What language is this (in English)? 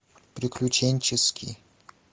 Russian